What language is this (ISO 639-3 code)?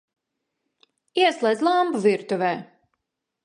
lav